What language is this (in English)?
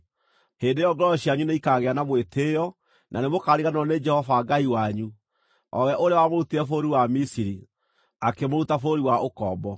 Kikuyu